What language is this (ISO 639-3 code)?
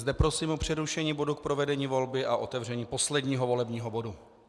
ces